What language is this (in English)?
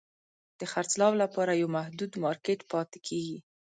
Pashto